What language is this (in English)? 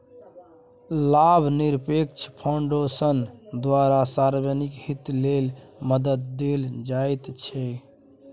Maithili